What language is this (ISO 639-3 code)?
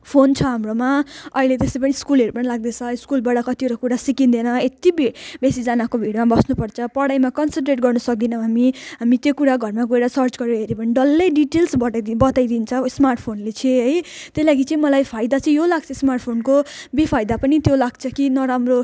nep